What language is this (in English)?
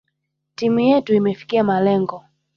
Swahili